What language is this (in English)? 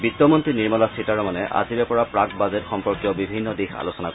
Assamese